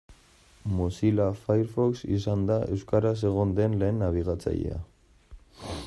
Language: Basque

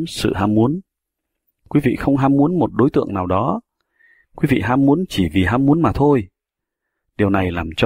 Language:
Vietnamese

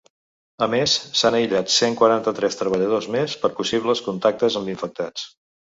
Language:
Catalan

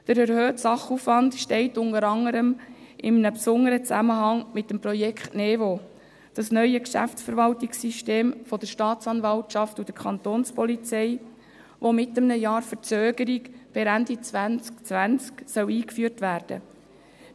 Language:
Swiss German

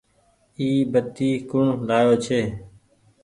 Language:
Goaria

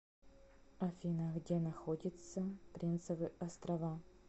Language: Russian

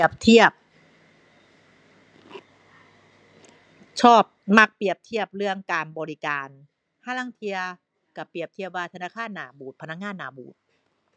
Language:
Thai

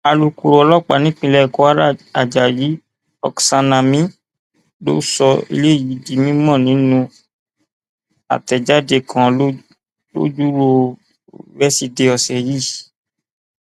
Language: Yoruba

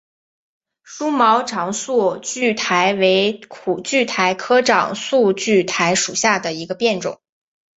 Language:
Chinese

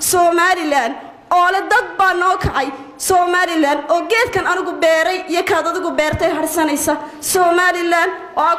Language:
Arabic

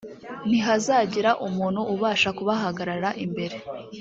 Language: Kinyarwanda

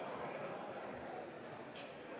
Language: Estonian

